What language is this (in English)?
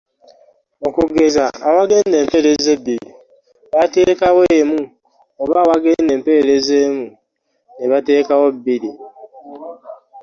Ganda